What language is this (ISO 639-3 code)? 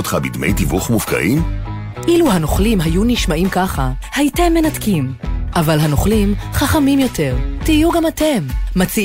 heb